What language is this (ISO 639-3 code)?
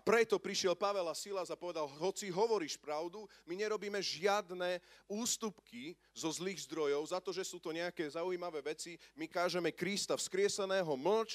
slk